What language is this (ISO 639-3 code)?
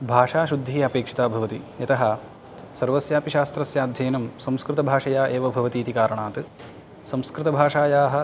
san